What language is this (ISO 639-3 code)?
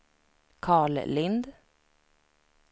swe